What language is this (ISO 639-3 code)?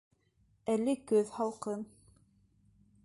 bak